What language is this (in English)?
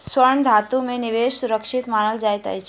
Maithili